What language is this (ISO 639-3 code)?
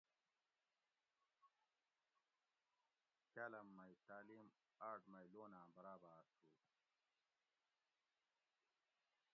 gwc